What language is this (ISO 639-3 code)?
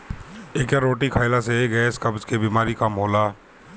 bho